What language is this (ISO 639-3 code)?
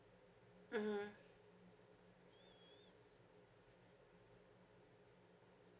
eng